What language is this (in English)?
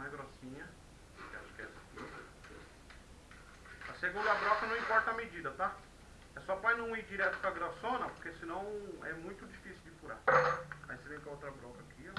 Portuguese